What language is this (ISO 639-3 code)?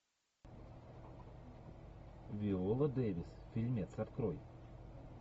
rus